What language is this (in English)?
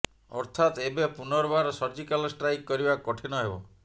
Odia